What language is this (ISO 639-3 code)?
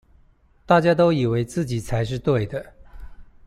zho